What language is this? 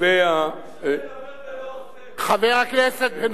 Hebrew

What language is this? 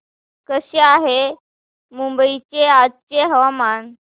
Marathi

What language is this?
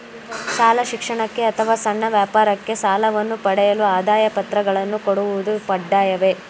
Kannada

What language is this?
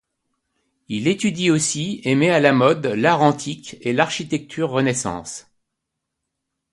French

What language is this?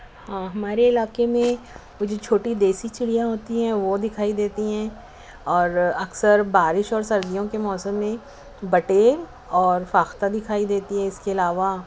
Urdu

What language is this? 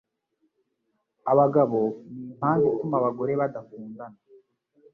Kinyarwanda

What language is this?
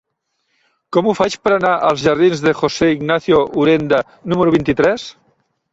Catalan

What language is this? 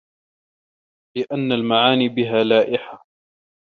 Arabic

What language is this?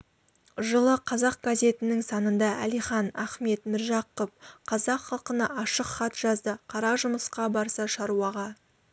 Kazakh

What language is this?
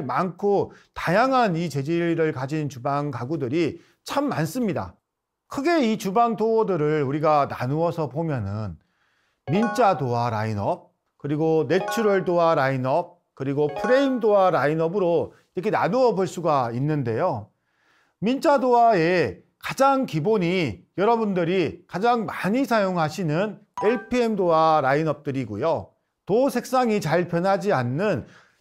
Korean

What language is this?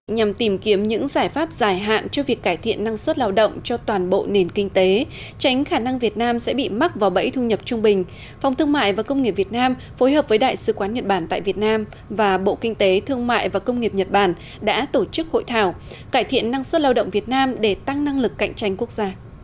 Vietnamese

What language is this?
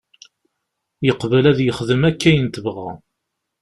Kabyle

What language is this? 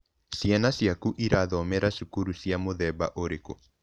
Kikuyu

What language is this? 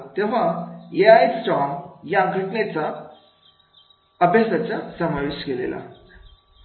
Marathi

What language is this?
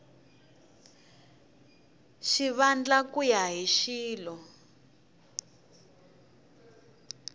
Tsonga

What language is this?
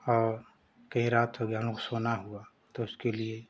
Hindi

